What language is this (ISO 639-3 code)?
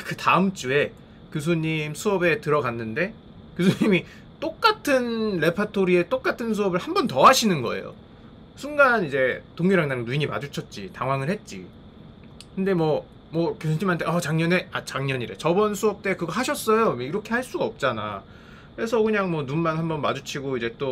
kor